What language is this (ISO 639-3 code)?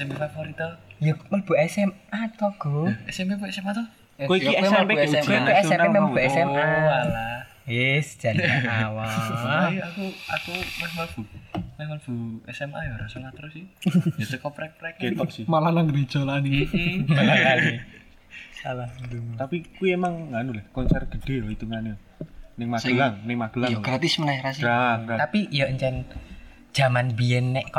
ind